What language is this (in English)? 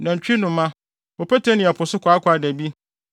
Akan